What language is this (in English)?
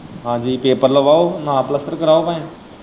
Punjabi